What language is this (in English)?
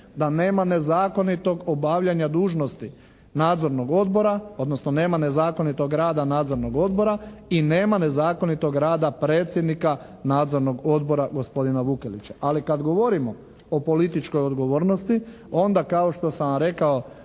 Croatian